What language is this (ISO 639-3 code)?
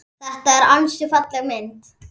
isl